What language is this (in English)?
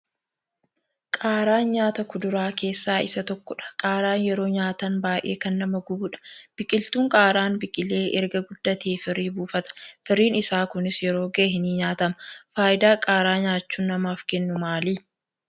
Oromo